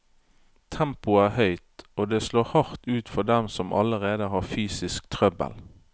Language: Norwegian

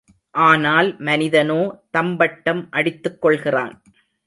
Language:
Tamil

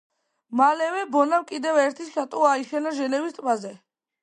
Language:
Georgian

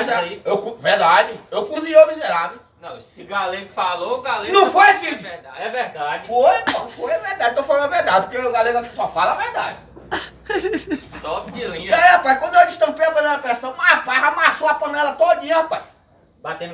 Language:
Portuguese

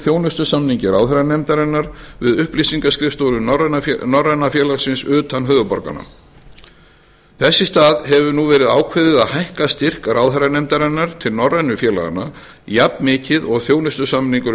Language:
Icelandic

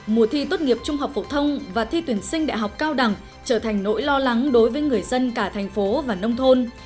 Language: Vietnamese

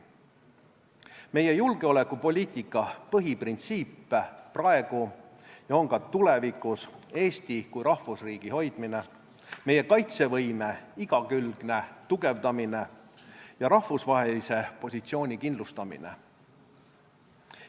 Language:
Estonian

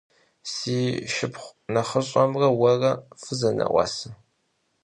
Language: Kabardian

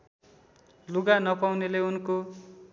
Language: Nepali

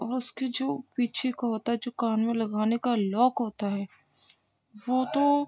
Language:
Urdu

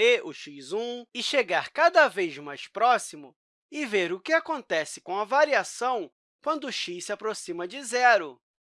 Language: Portuguese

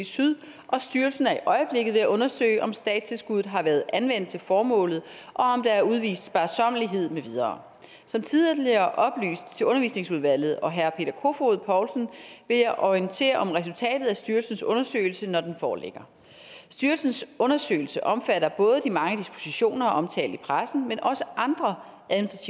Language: Danish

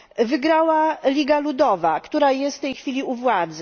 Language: Polish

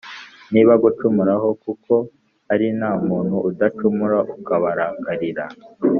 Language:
Kinyarwanda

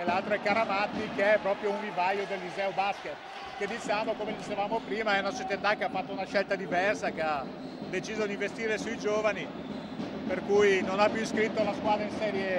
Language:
Italian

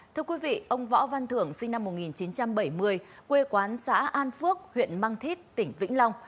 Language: Vietnamese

